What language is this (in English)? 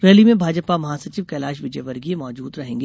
Hindi